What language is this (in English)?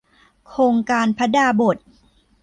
Thai